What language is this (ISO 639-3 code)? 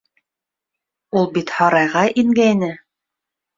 bak